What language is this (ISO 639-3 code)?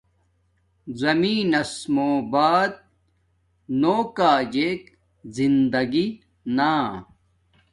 dmk